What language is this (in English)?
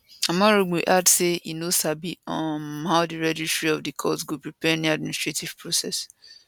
Nigerian Pidgin